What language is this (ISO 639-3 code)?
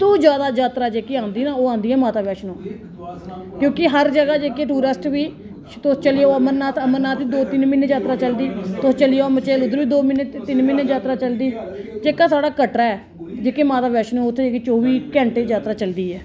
doi